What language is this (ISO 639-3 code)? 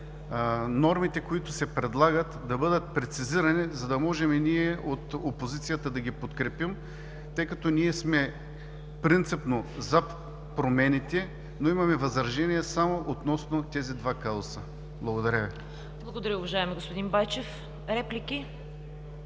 bul